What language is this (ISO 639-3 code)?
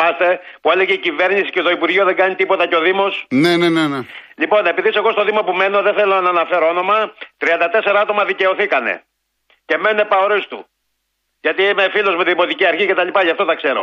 ell